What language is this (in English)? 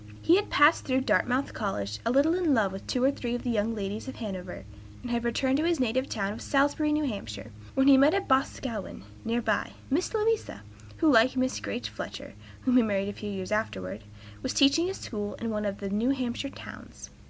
English